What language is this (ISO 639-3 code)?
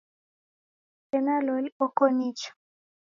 dav